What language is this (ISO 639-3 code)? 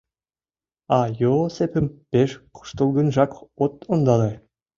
chm